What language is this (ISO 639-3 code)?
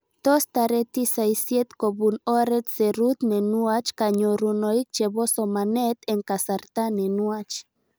kln